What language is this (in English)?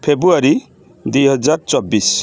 Odia